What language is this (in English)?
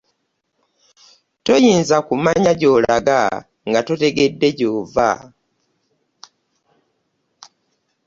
Ganda